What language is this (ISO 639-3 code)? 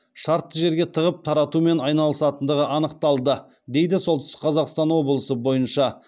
kaz